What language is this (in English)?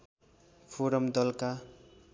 Nepali